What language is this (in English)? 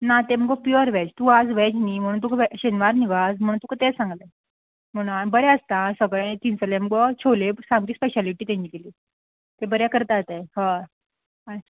Konkani